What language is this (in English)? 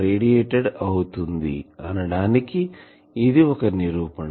Telugu